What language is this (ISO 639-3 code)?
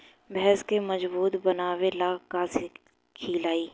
bho